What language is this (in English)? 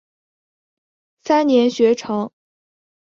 Chinese